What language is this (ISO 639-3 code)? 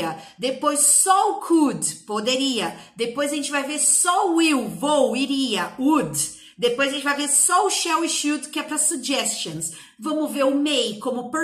por